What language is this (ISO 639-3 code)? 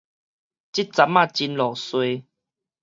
nan